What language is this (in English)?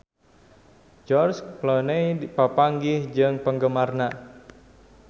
Sundanese